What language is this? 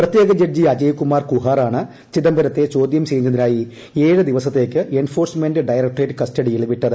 Malayalam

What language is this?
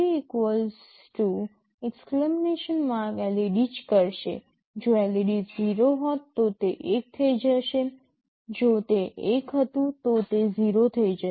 Gujarati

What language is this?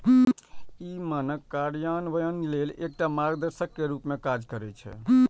Maithili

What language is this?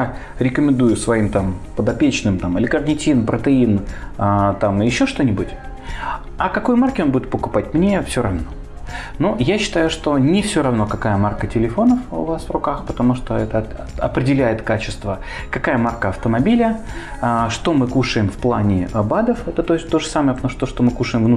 Russian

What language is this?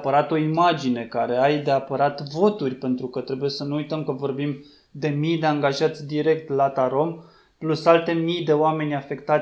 Romanian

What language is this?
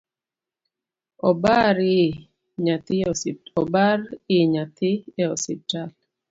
Luo (Kenya and Tanzania)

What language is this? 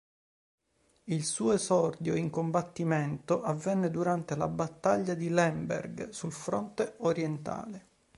Italian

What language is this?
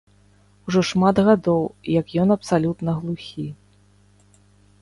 Belarusian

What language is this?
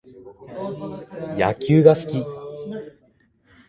Japanese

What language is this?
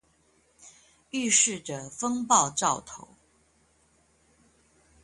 Chinese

